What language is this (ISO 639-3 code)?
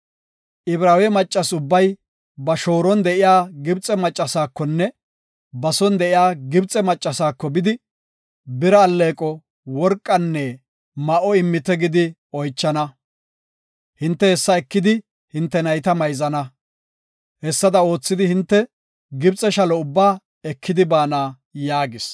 gof